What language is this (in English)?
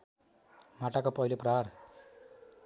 Nepali